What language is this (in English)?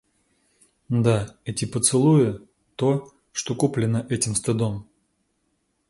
Russian